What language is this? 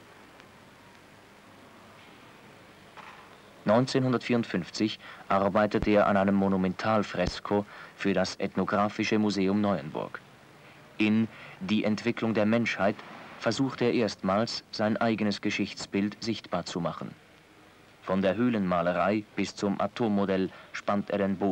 German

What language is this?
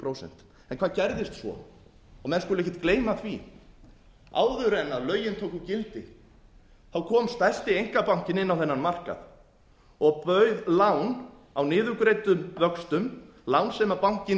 Icelandic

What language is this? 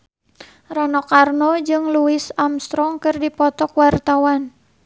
Sundanese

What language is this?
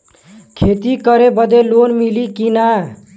Bhojpuri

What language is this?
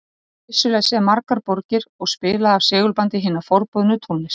Icelandic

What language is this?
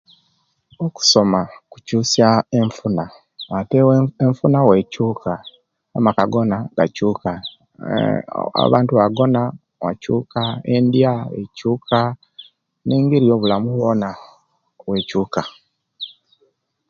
Kenyi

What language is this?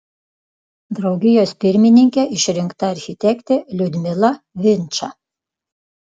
Lithuanian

